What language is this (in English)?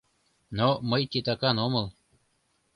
Mari